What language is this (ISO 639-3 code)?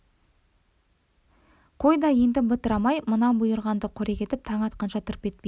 kaz